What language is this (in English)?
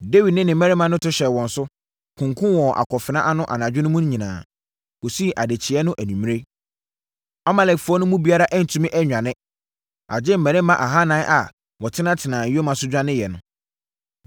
Akan